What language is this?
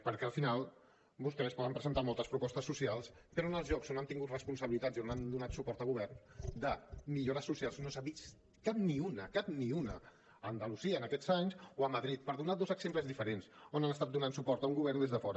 Catalan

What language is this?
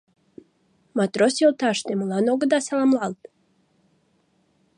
Mari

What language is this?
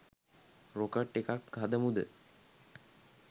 Sinhala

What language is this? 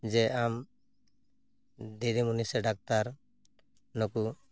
Santali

